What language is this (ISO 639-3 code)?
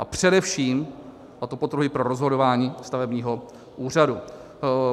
ces